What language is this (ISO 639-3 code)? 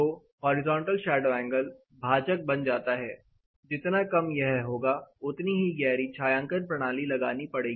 hin